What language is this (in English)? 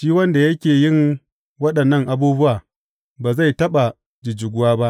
Hausa